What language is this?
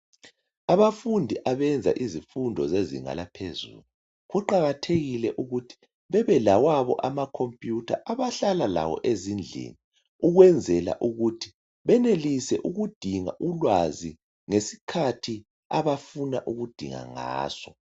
North Ndebele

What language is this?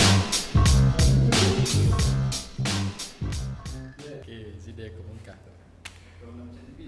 Malay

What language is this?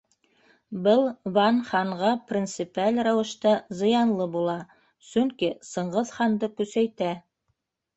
Bashkir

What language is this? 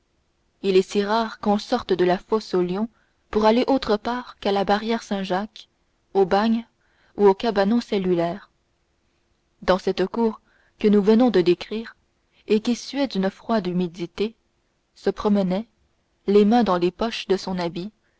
French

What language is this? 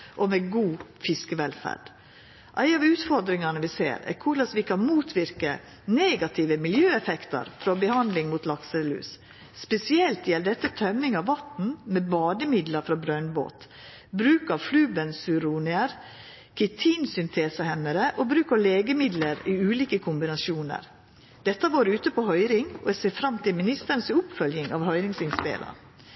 Norwegian Nynorsk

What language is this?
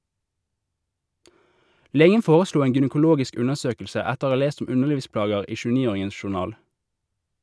Norwegian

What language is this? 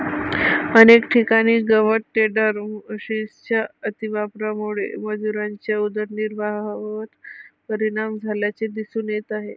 Marathi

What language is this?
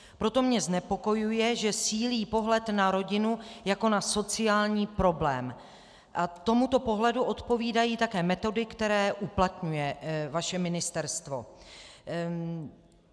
Czech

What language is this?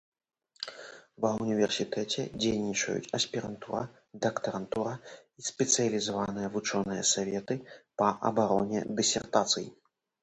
Belarusian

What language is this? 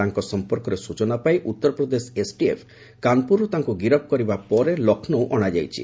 Odia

